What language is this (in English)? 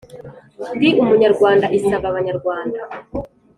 Kinyarwanda